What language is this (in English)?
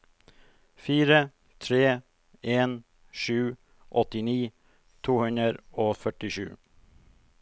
Norwegian